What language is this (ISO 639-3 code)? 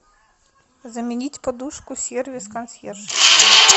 rus